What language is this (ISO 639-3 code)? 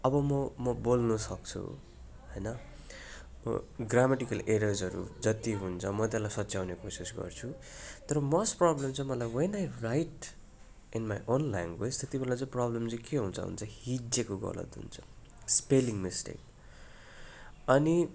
nep